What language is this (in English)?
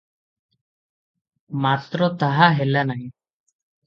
Odia